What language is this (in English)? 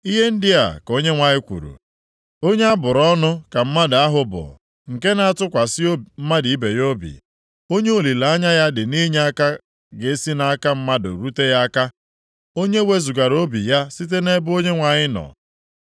Igbo